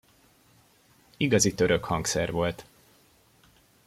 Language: Hungarian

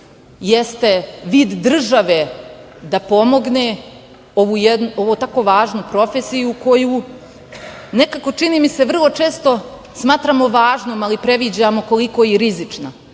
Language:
Serbian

